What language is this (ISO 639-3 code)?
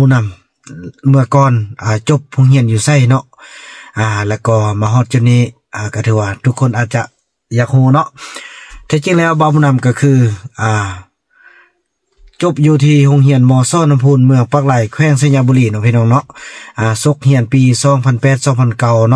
tha